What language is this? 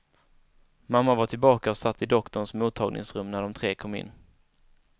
Swedish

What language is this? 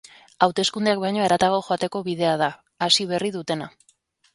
Basque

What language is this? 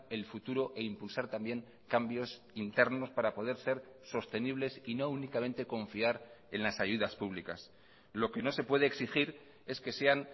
Spanish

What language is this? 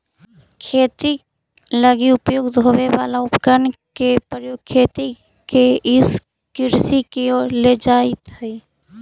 Magahi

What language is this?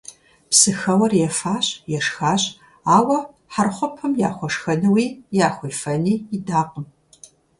Kabardian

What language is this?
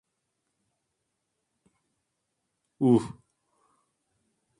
Turkish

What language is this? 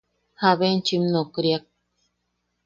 Yaqui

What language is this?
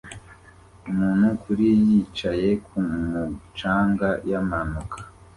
Kinyarwanda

